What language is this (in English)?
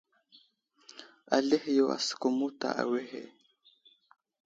Wuzlam